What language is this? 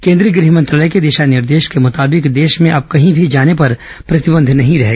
Hindi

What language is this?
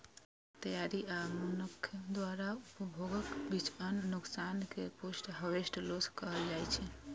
Maithili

